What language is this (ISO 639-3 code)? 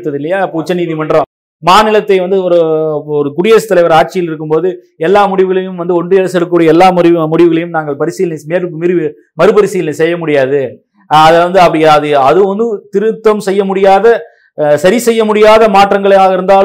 tam